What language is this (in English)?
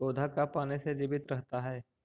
Magahi